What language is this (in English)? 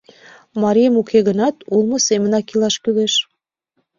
Mari